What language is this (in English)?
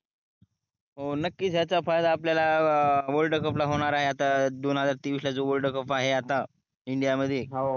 Marathi